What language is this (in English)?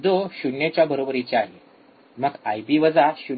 Marathi